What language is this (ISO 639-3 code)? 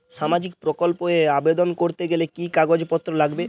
ben